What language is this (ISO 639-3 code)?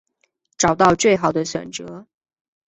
zho